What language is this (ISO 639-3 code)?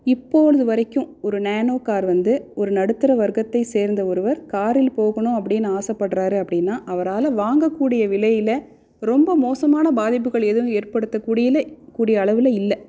tam